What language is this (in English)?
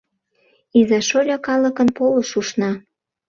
Mari